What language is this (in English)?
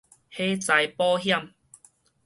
Min Nan Chinese